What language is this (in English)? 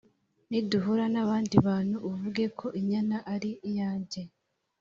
Kinyarwanda